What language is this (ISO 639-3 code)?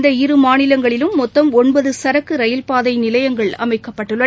tam